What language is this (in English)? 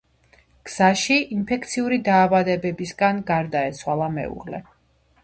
Georgian